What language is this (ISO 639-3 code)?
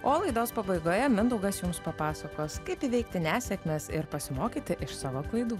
lit